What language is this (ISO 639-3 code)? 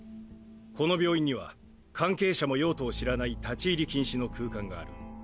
jpn